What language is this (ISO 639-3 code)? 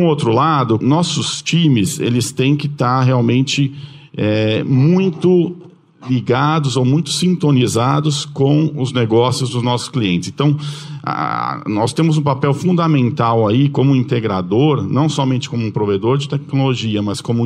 por